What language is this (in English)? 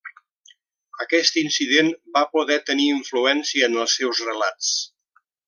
Catalan